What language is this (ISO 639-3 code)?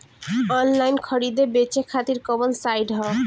bho